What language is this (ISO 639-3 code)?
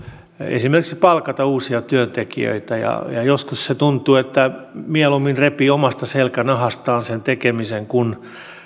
fin